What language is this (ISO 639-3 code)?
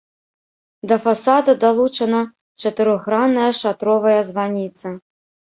bel